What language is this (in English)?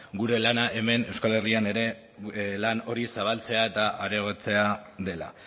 Basque